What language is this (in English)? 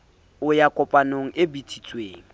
Southern Sotho